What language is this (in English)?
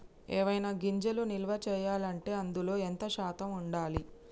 Telugu